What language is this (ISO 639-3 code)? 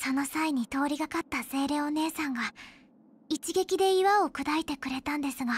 jpn